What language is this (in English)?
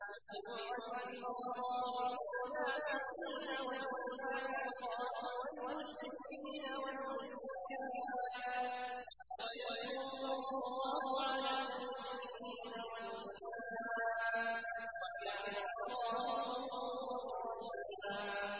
Arabic